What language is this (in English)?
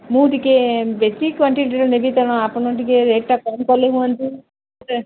Odia